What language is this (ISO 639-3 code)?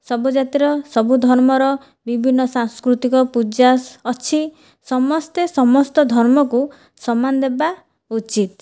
ori